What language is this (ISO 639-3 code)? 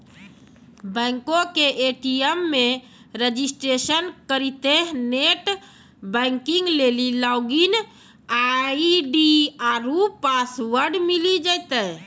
mai